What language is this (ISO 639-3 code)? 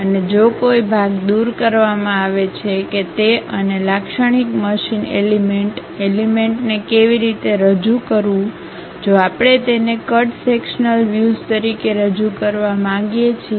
guj